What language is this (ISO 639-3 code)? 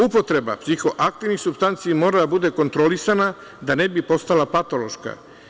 srp